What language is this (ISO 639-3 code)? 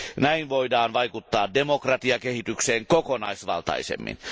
fin